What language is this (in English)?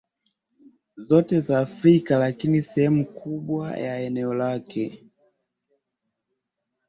Swahili